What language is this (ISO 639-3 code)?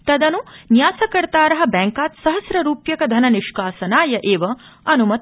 san